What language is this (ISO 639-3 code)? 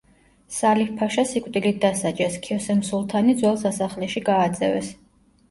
kat